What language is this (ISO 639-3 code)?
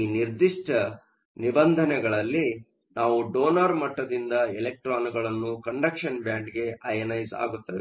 kan